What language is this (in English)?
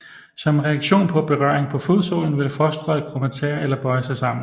Danish